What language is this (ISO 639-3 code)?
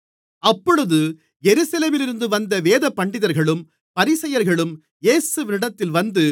tam